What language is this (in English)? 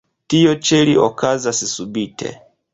Esperanto